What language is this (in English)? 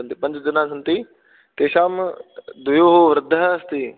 Sanskrit